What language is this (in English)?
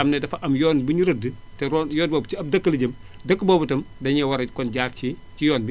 Wolof